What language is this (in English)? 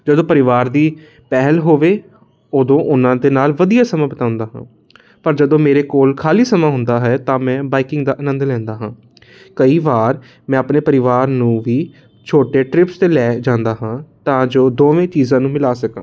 Punjabi